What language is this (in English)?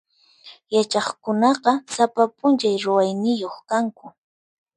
Puno Quechua